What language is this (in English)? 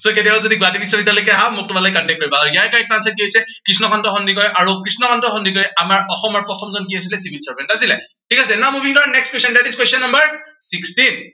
Assamese